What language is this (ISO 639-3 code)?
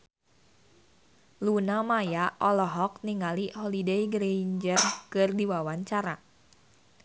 sun